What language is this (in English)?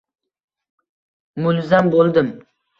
Uzbek